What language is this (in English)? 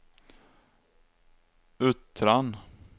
Swedish